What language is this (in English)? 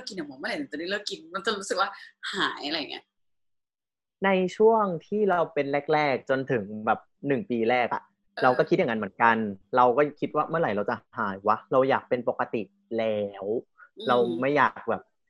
Thai